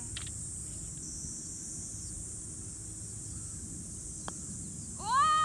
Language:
Japanese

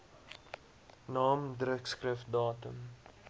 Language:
Afrikaans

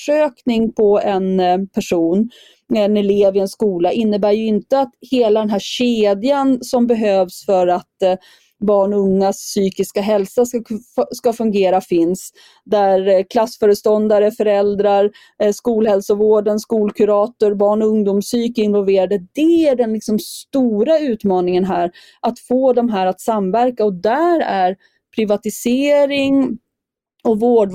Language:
Swedish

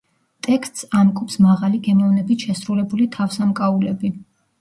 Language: Georgian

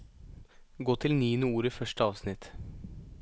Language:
Norwegian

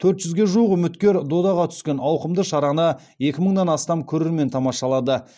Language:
Kazakh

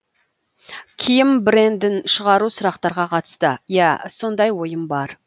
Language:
Kazakh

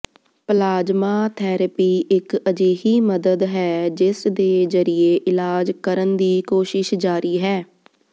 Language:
Punjabi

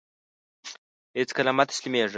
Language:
Pashto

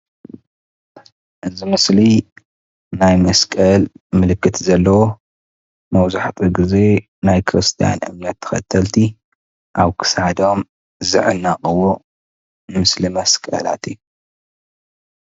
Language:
Tigrinya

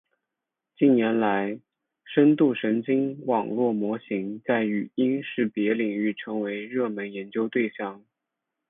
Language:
Chinese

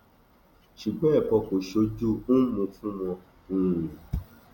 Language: Yoruba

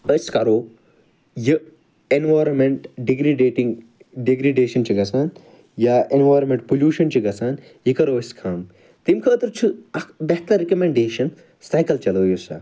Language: Kashmiri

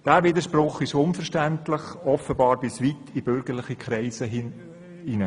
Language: Swiss German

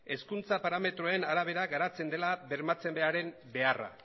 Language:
Basque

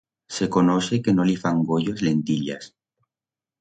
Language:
Aragonese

